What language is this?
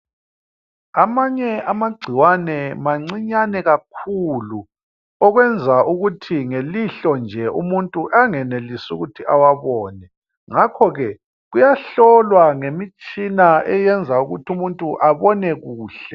North Ndebele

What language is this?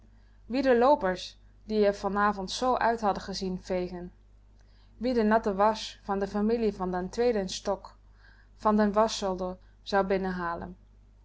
Dutch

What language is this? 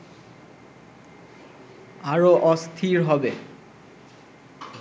Bangla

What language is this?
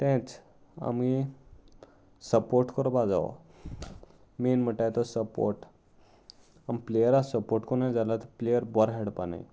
Konkani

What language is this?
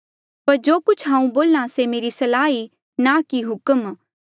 Mandeali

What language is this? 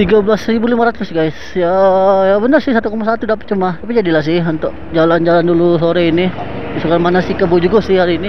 Indonesian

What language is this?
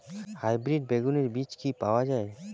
Bangla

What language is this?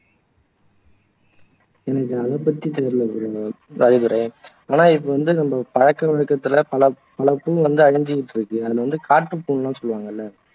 Tamil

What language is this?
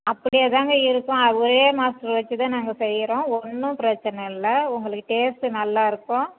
Tamil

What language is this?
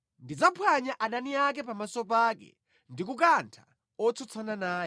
Nyanja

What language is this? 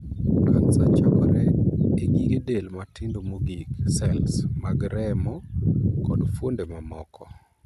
Luo (Kenya and Tanzania)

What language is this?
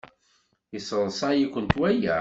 Kabyle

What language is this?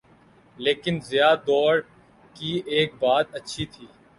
Urdu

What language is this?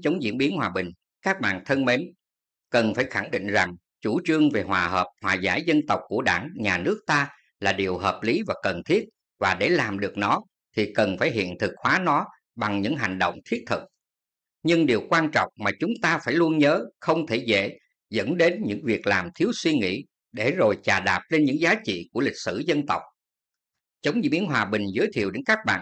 Vietnamese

